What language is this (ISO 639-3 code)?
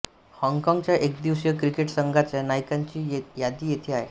mar